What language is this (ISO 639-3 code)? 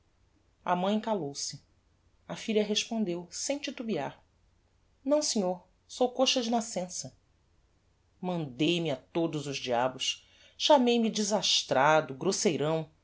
por